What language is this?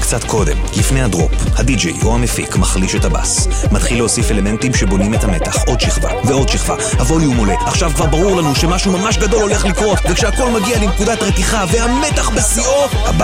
Hebrew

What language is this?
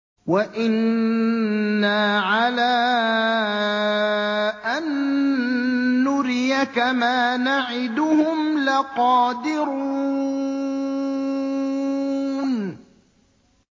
Arabic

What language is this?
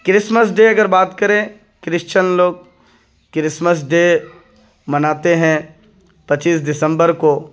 Urdu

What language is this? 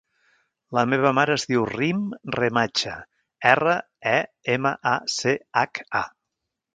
Catalan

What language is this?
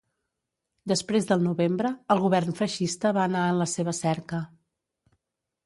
Catalan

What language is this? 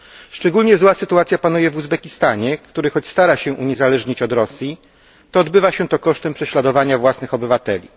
Polish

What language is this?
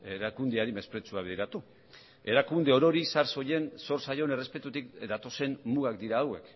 Basque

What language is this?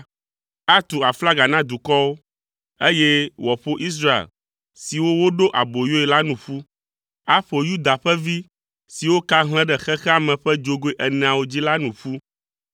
Ewe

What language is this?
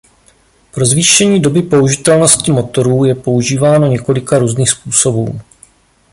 Czech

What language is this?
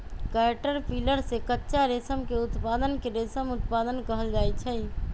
Magahi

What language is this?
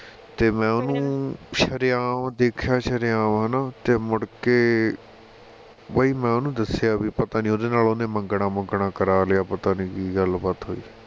Punjabi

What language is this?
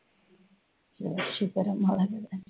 Punjabi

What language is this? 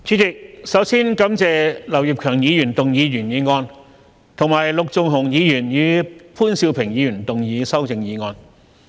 Cantonese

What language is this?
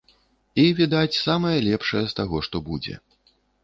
Belarusian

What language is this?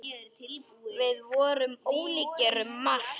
Icelandic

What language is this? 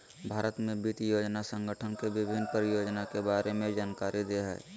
Magahi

